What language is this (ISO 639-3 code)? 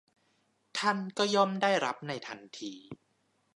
tha